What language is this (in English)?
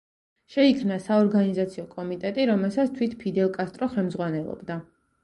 Georgian